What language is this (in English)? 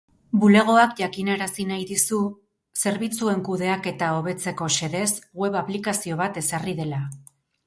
Basque